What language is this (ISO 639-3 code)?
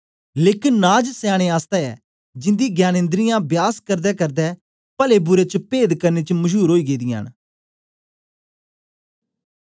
doi